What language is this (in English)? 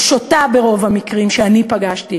Hebrew